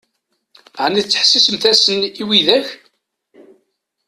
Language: Kabyle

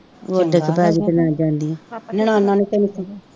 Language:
Punjabi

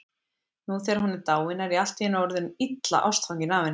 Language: Icelandic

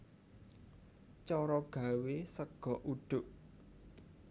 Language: Javanese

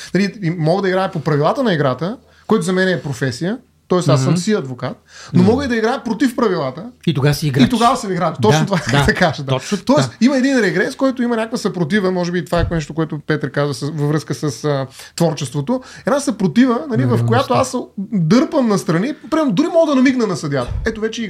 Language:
Bulgarian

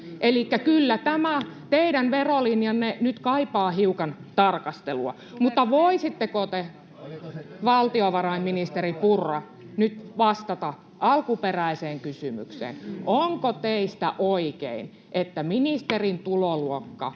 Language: Finnish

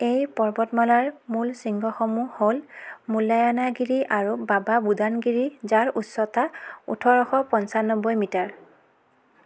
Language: Assamese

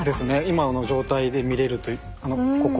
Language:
Japanese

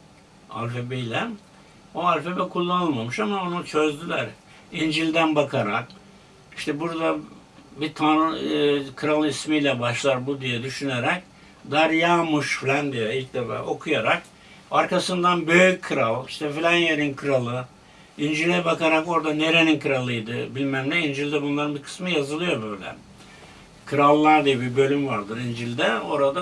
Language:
Turkish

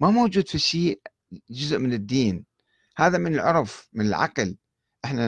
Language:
Arabic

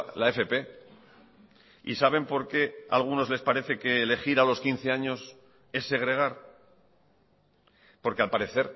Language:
Spanish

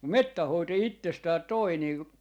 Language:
Finnish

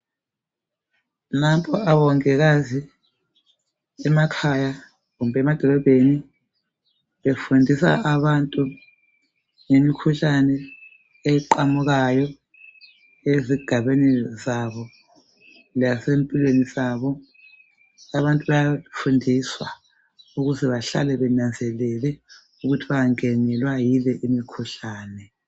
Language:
North Ndebele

